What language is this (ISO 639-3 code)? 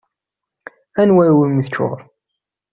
kab